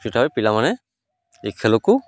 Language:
Odia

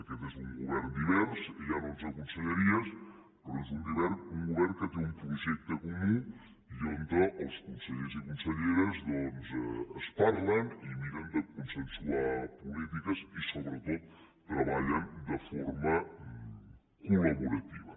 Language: Catalan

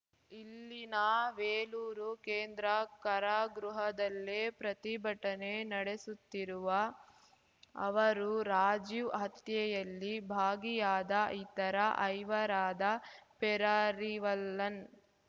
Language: Kannada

